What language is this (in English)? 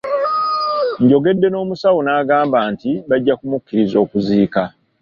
Ganda